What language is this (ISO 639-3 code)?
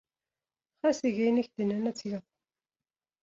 kab